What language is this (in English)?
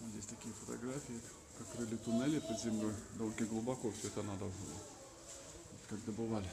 Russian